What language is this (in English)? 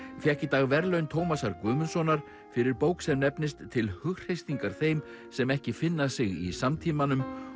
Icelandic